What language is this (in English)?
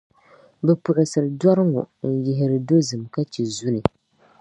Dagbani